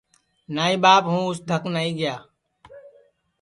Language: Sansi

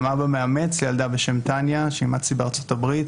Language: Hebrew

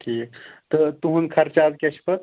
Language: Kashmiri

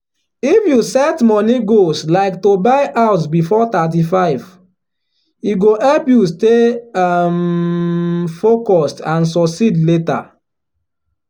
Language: Nigerian Pidgin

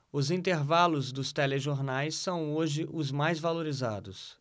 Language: Portuguese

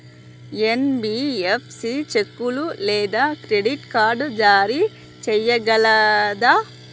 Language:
Telugu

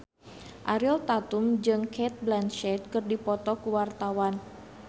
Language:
Sundanese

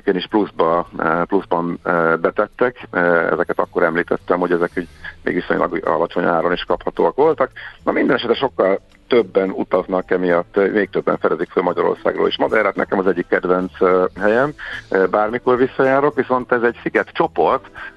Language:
Hungarian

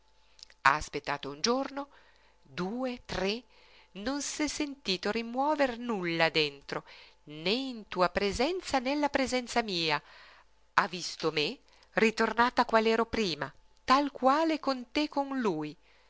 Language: Italian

